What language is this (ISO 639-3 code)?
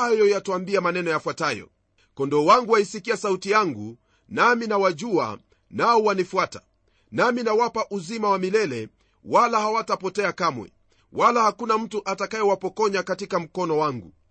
swa